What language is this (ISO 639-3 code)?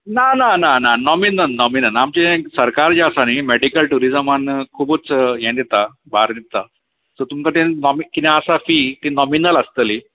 kok